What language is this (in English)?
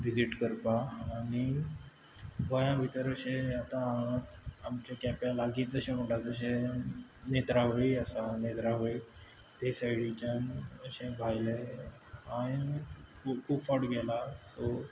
Konkani